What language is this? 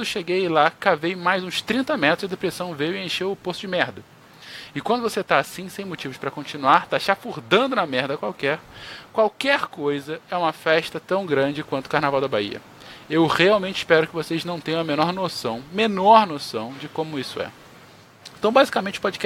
Portuguese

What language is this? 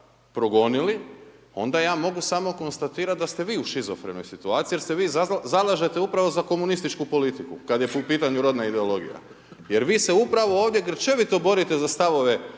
Croatian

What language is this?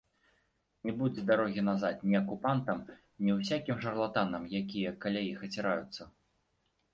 Belarusian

